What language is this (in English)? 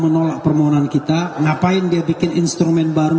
Indonesian